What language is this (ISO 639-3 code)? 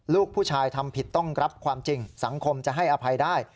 tha